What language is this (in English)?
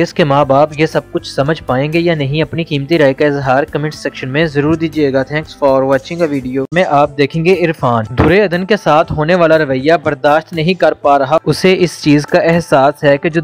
Hindi